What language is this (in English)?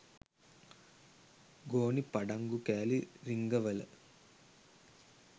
Sinhala